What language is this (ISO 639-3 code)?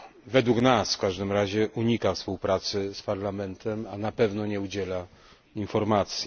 pol